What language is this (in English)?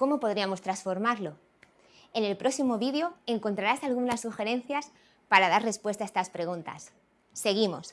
Spanish